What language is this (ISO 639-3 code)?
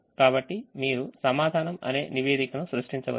tel